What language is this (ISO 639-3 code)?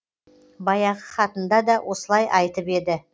kaz